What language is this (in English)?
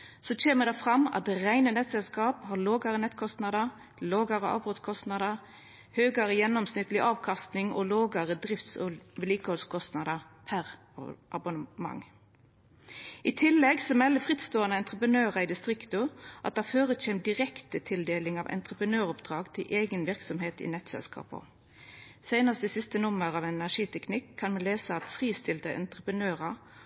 Norwegian Nynorsk